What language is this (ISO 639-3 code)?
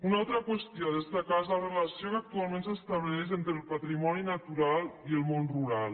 cat